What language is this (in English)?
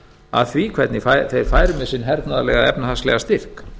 Icelandic